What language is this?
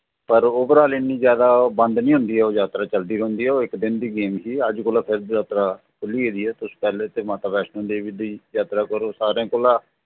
Dogri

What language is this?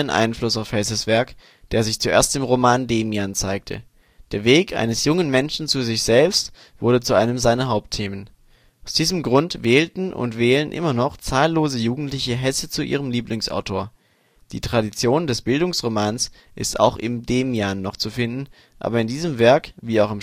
German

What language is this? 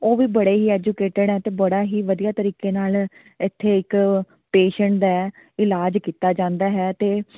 Punjabi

